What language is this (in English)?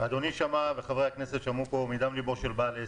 Hebrew